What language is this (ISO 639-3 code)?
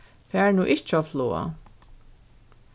fao